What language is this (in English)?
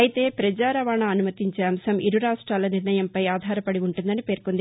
Telugu